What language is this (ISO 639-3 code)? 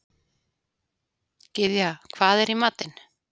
isl